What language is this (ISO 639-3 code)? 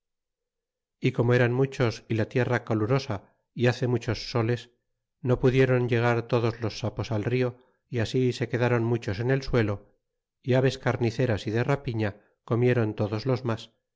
spa